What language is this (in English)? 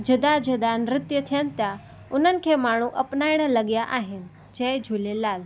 Sindhi